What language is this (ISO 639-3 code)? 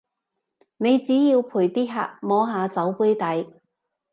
yue